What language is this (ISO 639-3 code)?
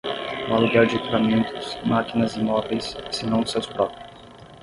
por